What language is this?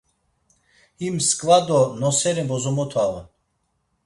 Laz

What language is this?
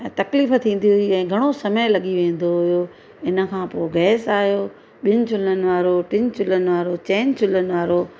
Sindhi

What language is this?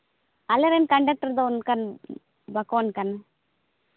Santali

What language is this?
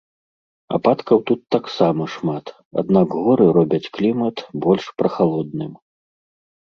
Belarusian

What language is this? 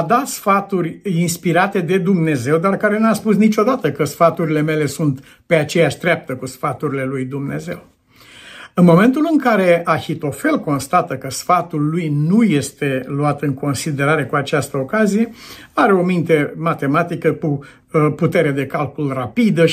Romanian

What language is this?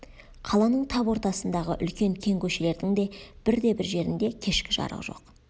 Kazakh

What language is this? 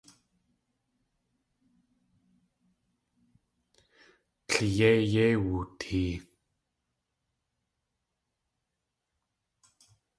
Tlingit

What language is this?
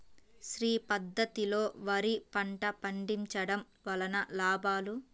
Telugu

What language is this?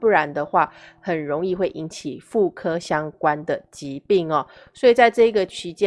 Chinese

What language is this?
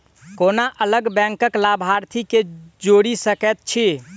Maithili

